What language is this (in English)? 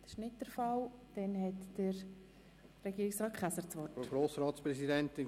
Swiss German